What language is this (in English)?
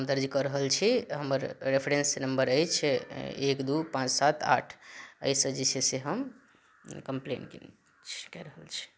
Maithili